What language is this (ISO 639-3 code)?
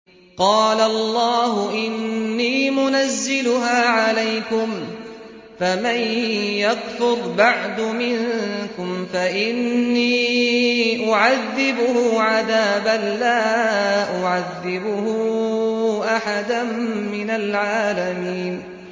ara